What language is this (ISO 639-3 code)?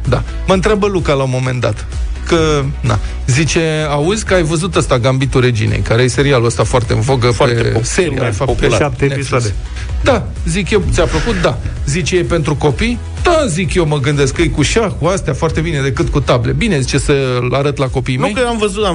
ron